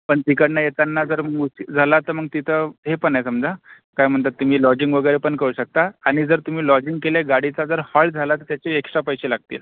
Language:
Marathi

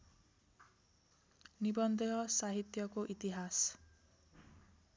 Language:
Nepali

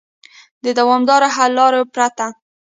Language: Pashto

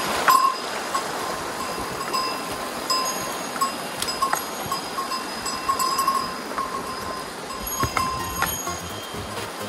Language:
Japanese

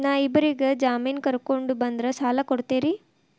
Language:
Kannada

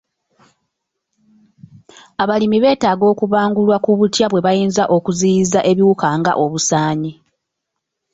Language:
Ganda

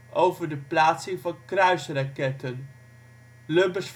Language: Dutch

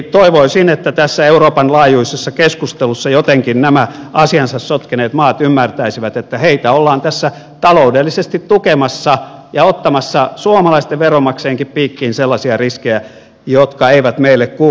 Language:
Finnish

